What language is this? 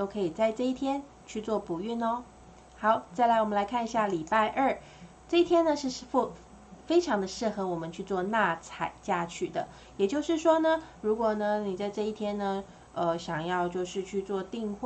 Chinese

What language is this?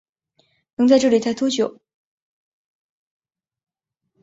Chinese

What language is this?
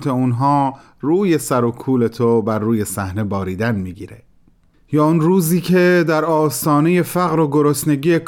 Persian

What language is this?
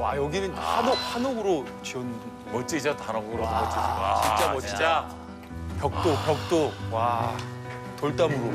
Korean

